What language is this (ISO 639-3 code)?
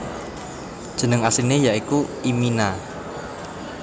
jav